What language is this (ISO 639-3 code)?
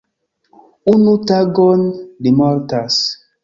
epo